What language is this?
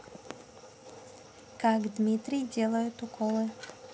Russian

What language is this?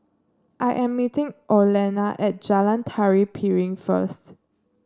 English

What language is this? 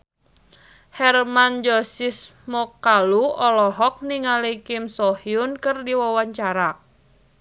Sundanese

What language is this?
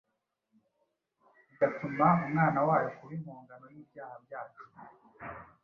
Kinyarwanda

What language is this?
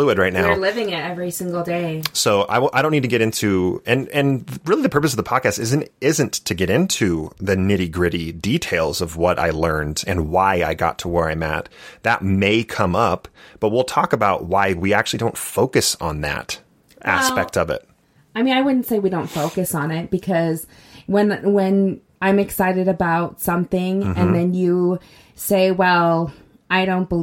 English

